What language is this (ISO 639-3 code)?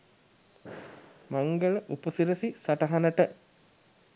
sin